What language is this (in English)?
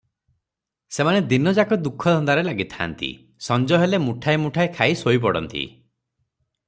Odia